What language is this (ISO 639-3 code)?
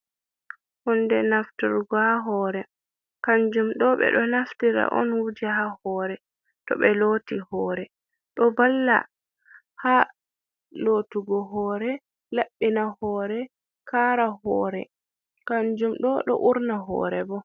ful